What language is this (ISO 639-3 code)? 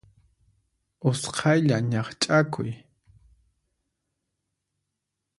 qxp